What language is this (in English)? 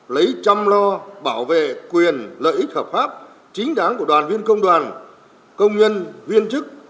Vietnamese